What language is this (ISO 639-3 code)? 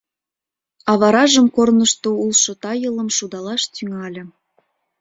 chm